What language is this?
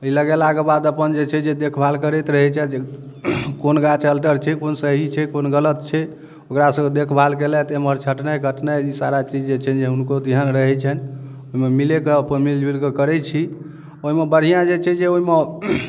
Maithili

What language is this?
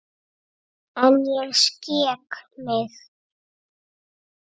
Icelandic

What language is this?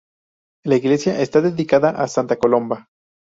Spanish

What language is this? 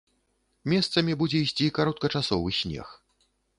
Belarusian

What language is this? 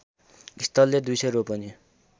Nepali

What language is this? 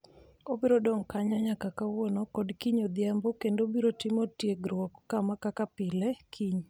Luo (Kenya and Tanzania)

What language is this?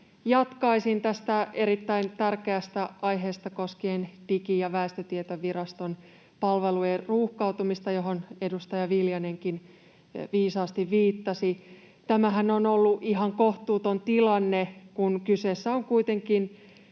Finnish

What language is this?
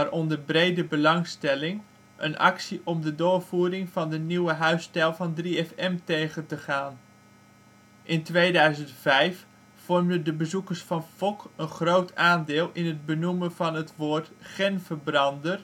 Dutch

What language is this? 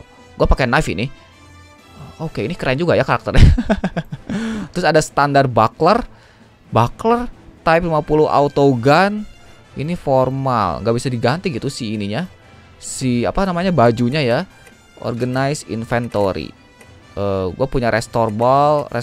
Indonesian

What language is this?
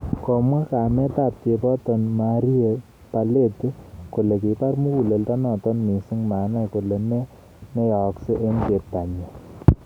Kalenjin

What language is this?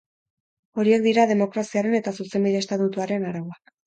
Basque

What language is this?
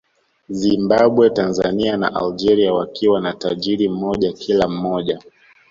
Swahili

